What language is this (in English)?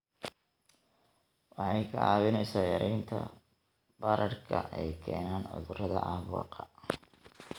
Somali